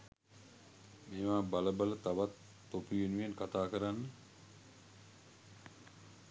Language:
Sinhala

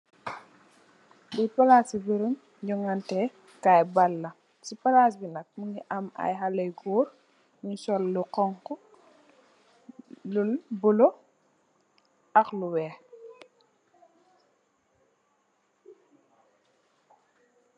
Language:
Wolof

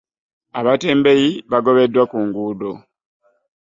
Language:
Ganda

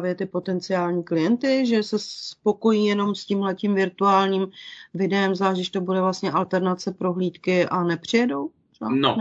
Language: Czech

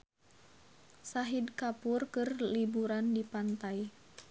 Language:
Sundanese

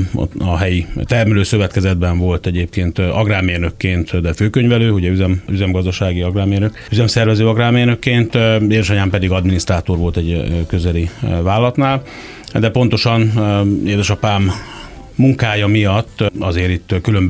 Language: Hungarian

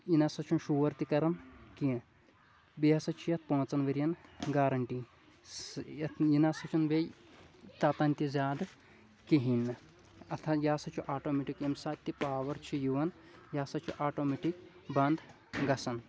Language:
Kashmiri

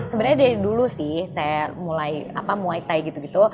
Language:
Indonesian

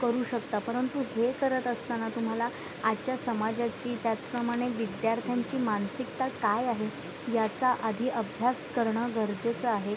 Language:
Marathi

